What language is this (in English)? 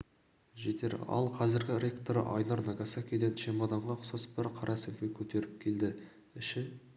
Kazakh